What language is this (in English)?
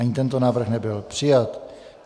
Czech